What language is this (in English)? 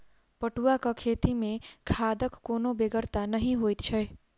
Maithili